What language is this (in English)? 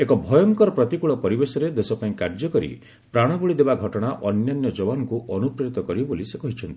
Odia